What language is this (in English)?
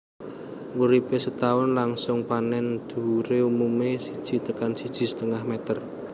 Javanese